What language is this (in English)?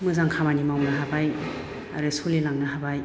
Bodo